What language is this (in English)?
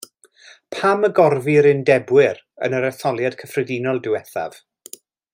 Welsh